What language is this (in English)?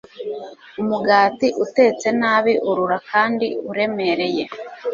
Kinyarwanda